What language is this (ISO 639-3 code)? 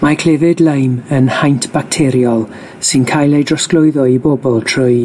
cym